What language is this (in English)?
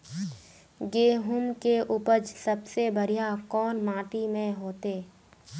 Magahi